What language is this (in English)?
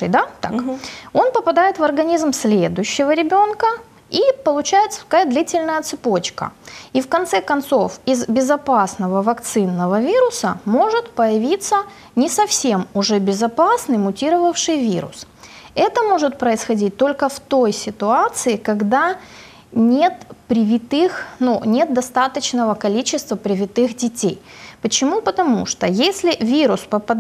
Russian